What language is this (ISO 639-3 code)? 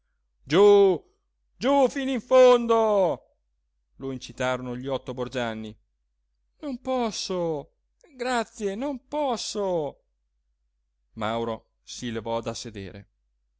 ita